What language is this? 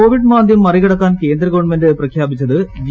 Malayalam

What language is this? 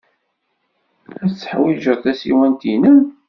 Kabyle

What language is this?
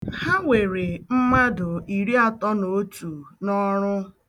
Igbo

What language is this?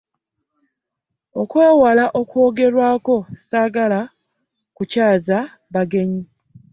Ganda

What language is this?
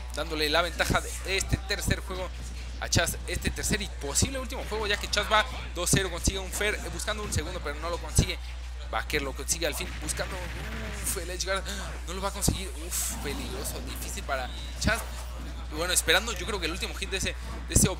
Spanish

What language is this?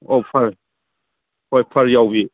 Manipuri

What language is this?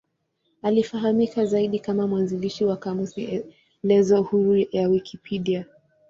Swahili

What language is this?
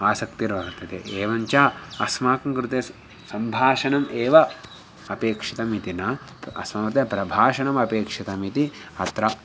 Sanskrit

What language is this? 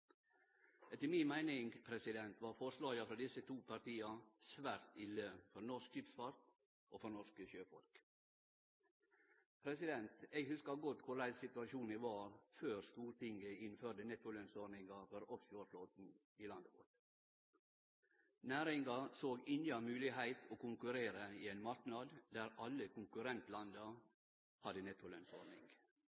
Norwegian Nynorsk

